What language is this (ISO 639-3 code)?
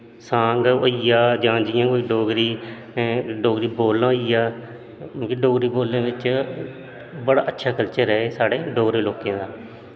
doi